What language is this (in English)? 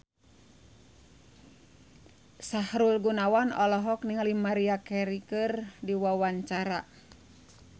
Sundanese